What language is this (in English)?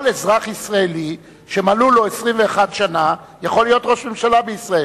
Hebrew